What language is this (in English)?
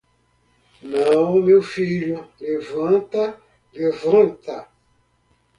Portuguese